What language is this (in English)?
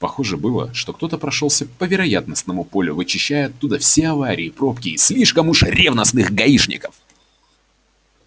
Russian